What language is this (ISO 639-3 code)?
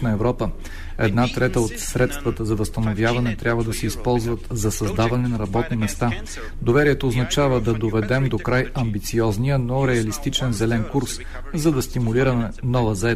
bul